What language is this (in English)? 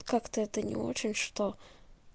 Russian